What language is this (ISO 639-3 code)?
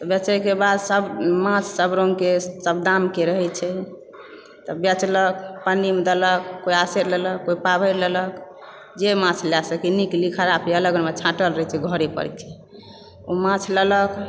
mai